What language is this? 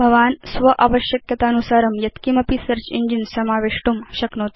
Sanskrit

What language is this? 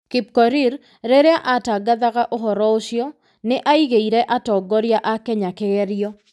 Kikuyu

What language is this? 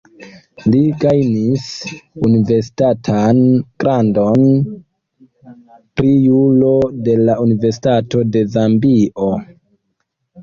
Esperanto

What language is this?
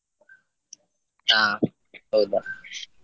Kannada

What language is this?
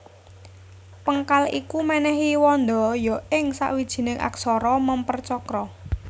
Javanese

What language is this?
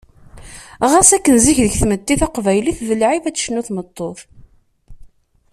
Kabyle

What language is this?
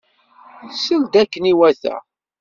Kabyle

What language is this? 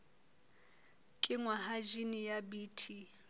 Southern Sotho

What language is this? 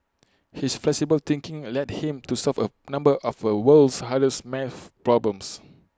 English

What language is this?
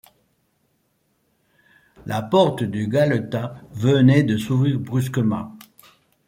French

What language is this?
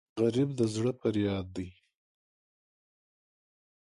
Pashto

